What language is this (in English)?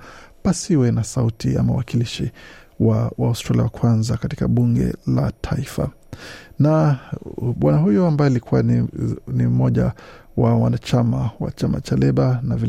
Swahili